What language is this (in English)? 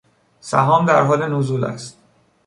Persian